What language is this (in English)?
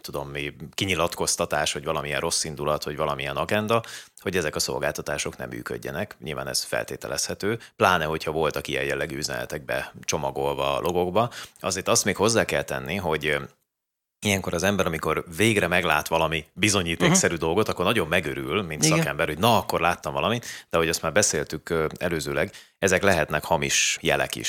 Hungarian